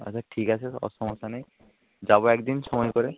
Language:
Bangla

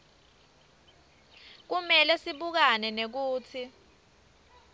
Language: Swati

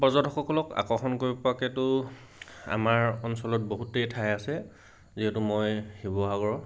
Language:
Assamese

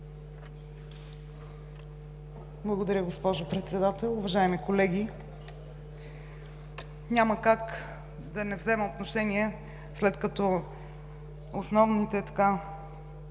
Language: Bulgarian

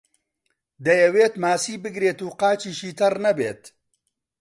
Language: Central Kurdish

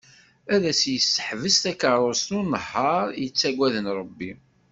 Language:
Kabyle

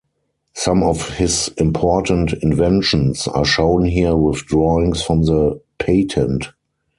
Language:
English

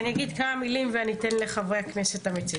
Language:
Hebrew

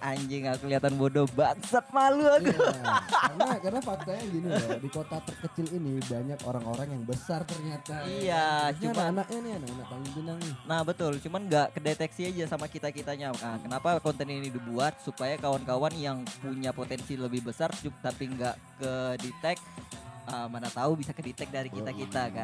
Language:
Indonesian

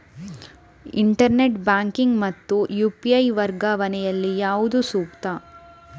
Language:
Kannada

